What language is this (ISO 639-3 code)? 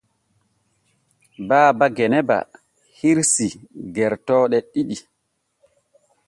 fue